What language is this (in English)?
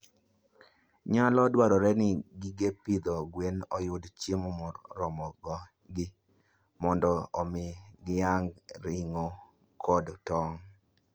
Luo (Kenya and Tanzania)